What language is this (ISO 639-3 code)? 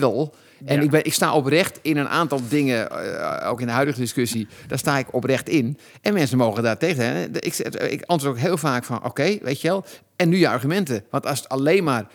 nld